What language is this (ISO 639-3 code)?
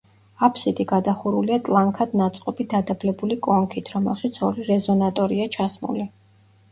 kat